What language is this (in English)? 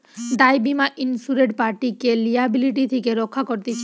Bangla